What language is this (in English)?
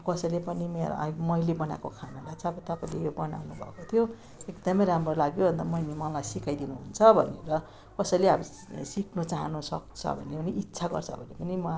Nepali